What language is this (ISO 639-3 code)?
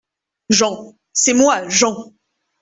fra